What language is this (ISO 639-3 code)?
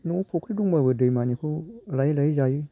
brx